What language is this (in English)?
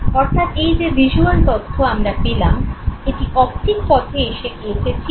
Bangla